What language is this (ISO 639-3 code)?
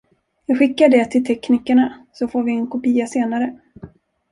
swe